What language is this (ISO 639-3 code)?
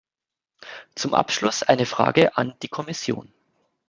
deu